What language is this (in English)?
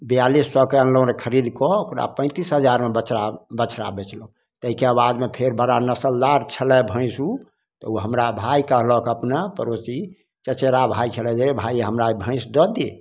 Maithili